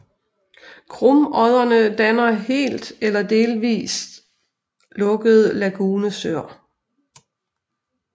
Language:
Danish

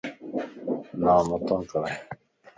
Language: Lasi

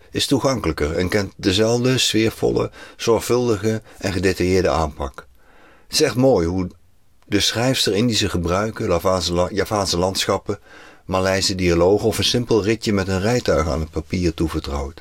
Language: Dutch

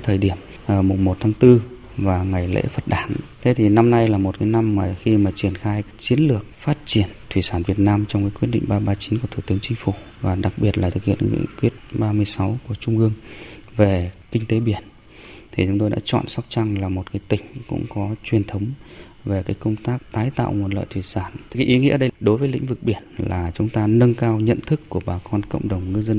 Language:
Vietnamese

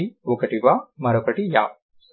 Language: Telugu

